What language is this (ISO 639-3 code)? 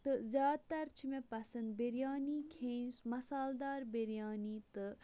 kas